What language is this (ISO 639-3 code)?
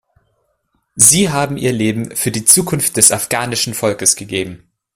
deu